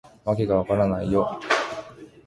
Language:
Japanese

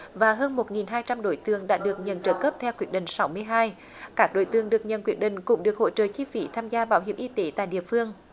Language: Vietnamese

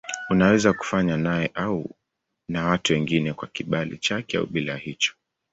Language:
Swahili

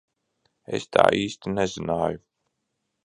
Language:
Latvian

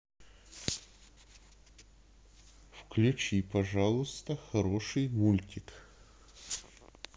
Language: Russian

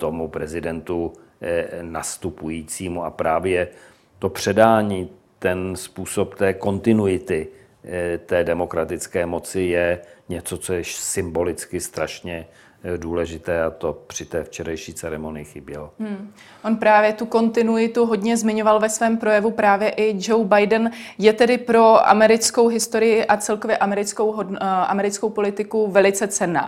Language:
Czech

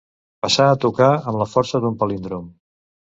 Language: Catalan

